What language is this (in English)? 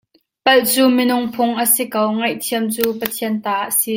Hakha Chin